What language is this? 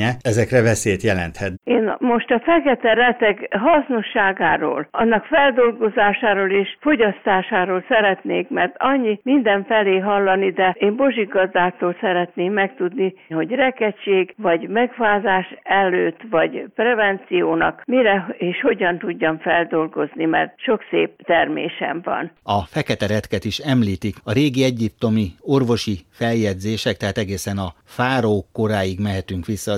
Hungarian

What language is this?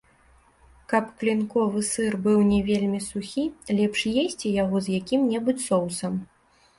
Belarusian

